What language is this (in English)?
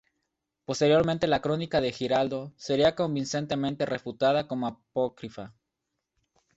Spanish